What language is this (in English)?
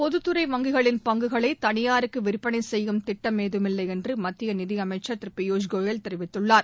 Tamil